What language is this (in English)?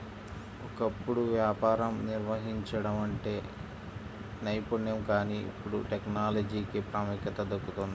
Telugu